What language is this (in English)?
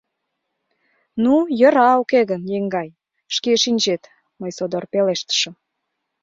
Mari